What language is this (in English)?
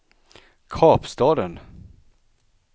Swedish